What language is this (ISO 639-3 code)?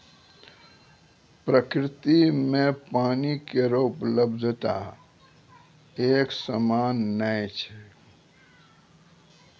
mai